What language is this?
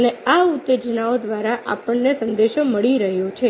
Gujarati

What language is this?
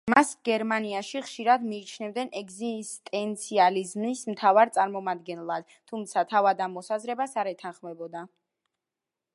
Georgian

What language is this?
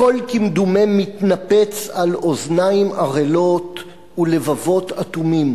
Hebrew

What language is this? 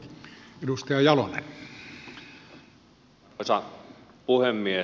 Finnish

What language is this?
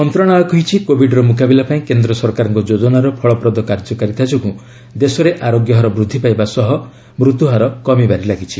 Odia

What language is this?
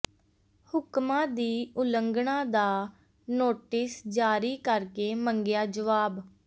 Punjabi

